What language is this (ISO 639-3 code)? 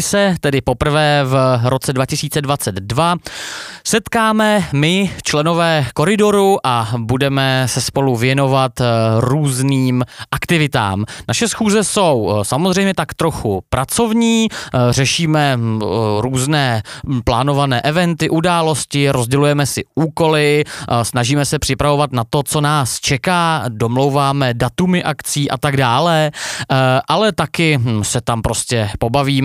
ces